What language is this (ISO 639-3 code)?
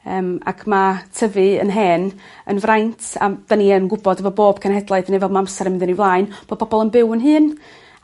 cym